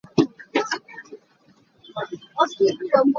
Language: Hakha Chin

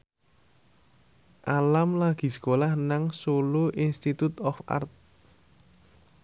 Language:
Javanese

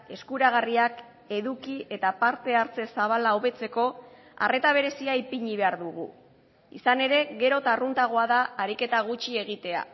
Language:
Basque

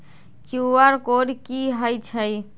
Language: Magahi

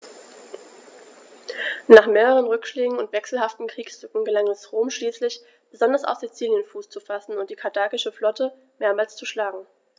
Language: German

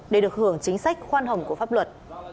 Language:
Vietnamese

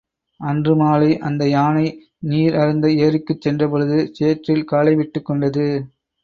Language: Tamil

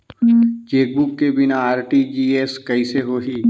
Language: Chhattisgarhi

